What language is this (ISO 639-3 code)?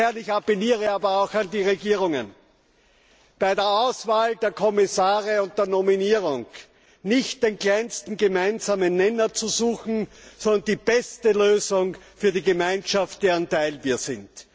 deu